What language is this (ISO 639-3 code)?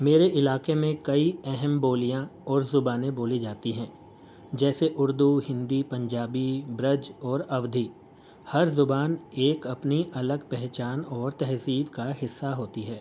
urd